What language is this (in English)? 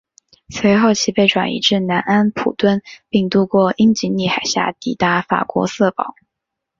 Chinese